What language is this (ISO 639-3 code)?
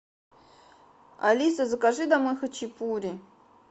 rus